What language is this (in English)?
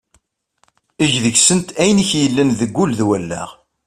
Kabyle